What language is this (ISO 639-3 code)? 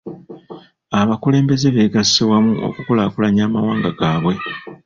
lug